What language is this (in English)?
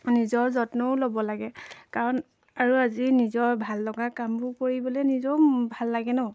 Assamese